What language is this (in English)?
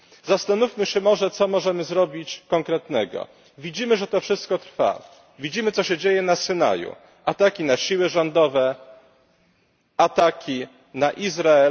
Polish